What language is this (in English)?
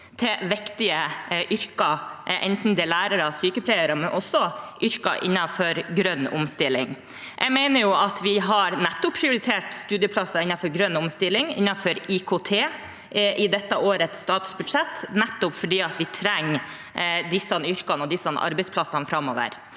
Norwegian